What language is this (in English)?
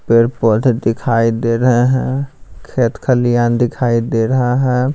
Hindi